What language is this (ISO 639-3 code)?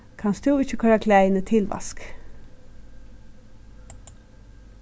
fao